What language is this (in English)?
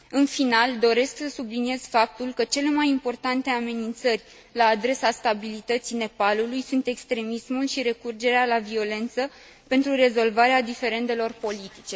Romanian